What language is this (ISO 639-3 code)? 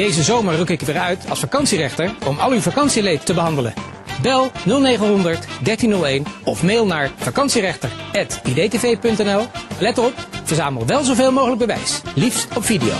nld